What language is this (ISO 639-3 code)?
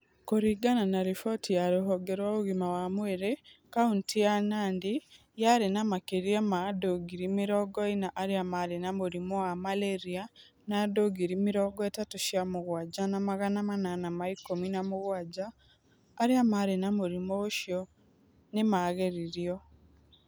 kik